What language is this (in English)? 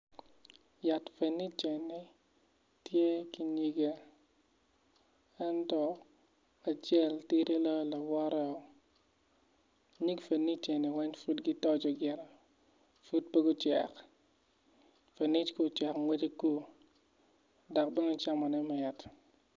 Acoli